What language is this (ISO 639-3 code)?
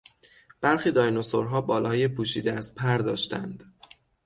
fas